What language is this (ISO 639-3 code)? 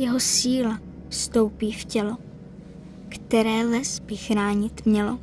ces